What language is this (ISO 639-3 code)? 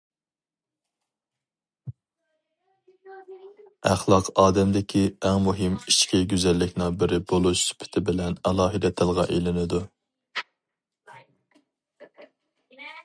uig